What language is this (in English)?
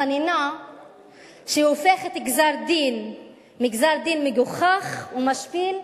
Hebrew